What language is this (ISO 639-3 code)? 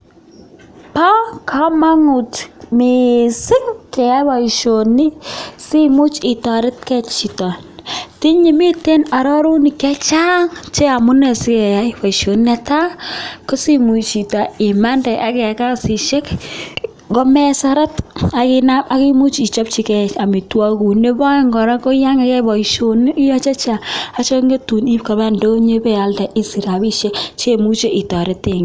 kln